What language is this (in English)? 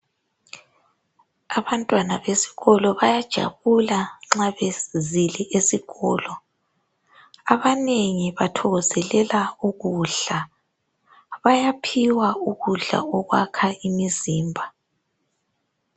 North Ndebele